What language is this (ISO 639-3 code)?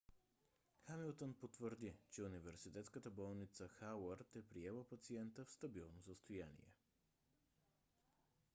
bul